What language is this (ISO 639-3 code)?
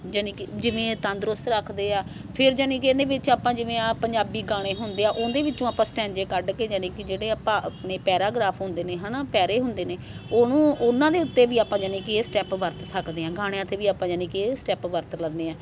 pan